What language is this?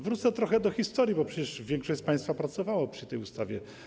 Polish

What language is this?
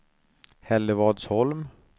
Swedish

